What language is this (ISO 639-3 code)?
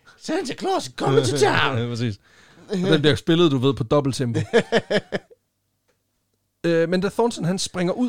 dan